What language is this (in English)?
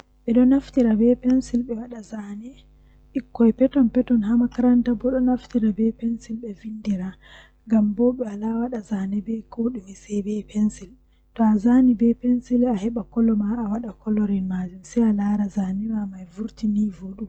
Western Niger Fulfulde